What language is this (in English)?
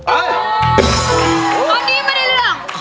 Thai